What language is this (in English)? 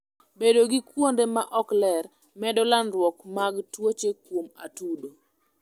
Luo (Kenya and Tanzania)